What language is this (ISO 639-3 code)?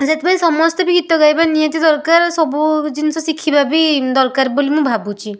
ori